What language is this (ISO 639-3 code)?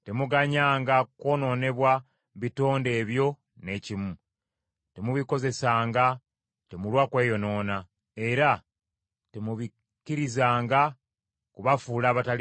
lug